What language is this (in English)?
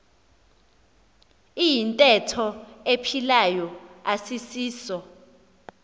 Xhosa